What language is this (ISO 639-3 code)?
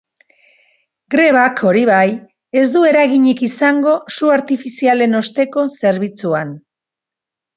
eus